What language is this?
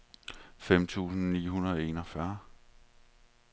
Danish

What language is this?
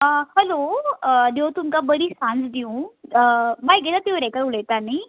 Konkani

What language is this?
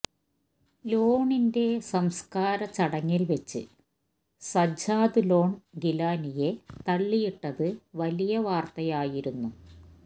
Malayalam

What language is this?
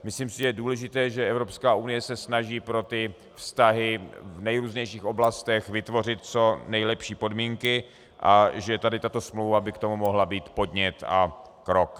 Czech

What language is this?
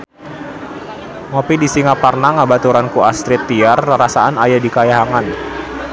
Sundanese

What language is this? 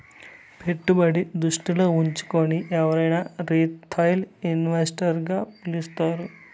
Telugu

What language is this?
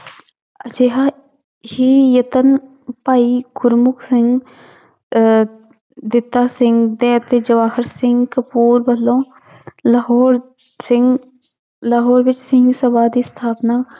Punjabi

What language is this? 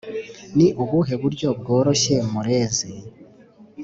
Kinyarwanda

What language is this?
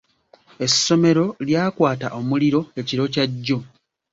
Ganda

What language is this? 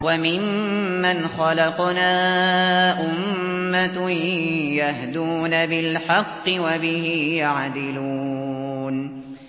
Arabic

